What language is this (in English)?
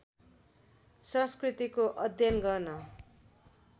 Nepali